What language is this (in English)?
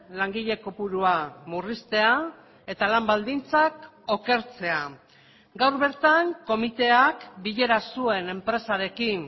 Basque